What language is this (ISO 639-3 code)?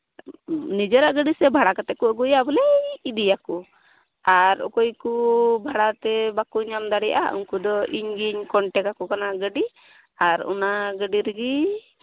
sat